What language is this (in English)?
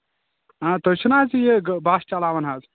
Kashmiri